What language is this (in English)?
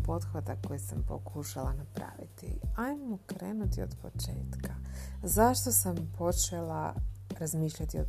Croatian